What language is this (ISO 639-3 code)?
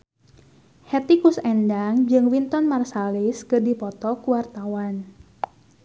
sun